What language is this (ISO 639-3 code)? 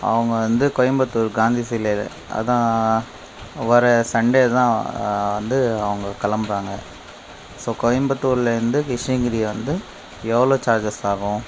tam